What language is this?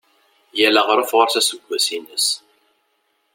Kabyle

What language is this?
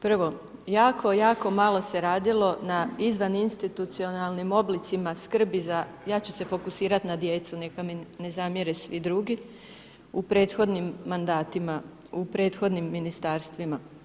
Croatian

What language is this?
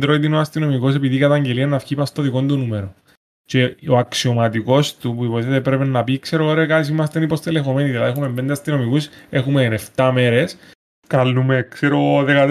Greek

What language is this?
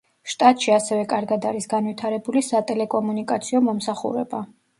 Georgian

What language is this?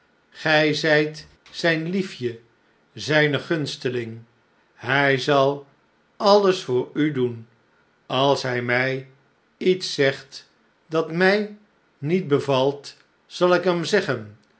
Dutch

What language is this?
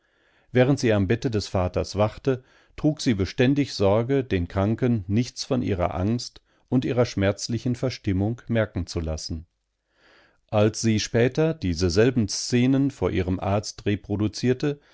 German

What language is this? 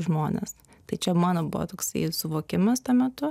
Lithuanian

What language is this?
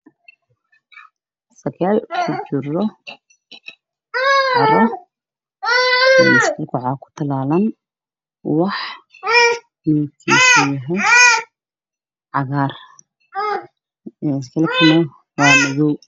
Somali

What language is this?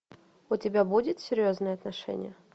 Russian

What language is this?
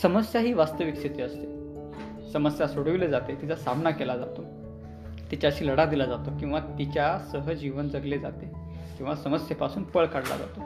Marathi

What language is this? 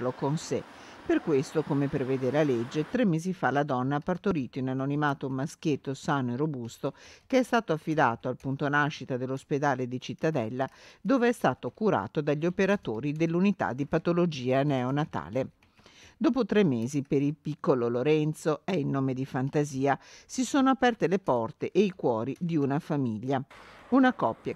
Italian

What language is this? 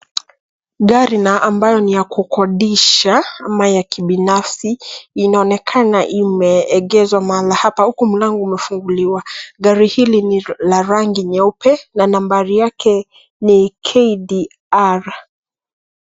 Swahili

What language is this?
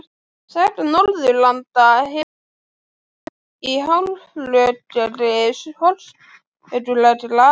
Icelandic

